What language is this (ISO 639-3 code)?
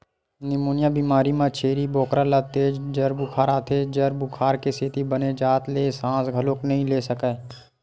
hne